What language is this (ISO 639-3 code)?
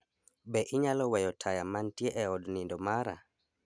luo